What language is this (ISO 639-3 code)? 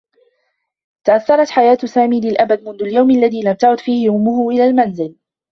ara